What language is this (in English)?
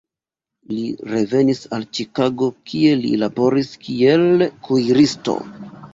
Esperanto